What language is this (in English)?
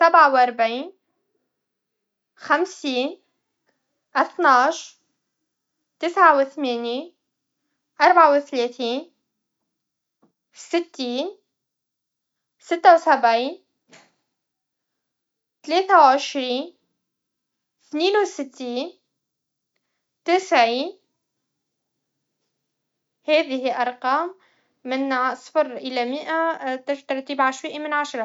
Tunisian Arabic